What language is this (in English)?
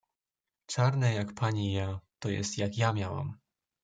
Polish